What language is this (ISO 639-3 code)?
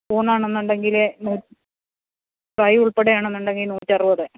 mal